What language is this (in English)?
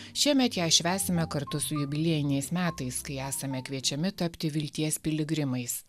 Lithuanian